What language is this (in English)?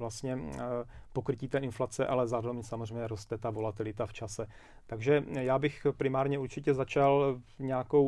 Czech